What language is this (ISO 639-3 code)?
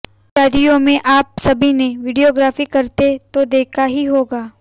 hin